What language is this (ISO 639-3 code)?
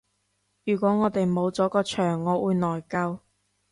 yue